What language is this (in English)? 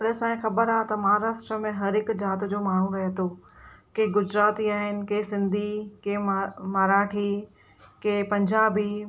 Sindhi